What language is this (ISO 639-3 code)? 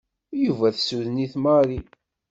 kab